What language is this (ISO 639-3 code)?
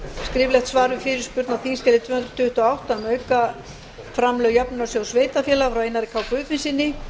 isl